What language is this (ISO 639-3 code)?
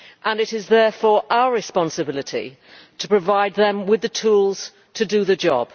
eng